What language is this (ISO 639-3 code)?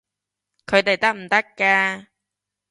yue